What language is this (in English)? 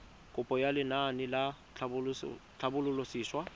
Tswana